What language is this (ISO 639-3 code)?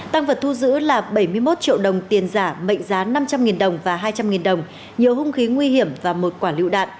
vie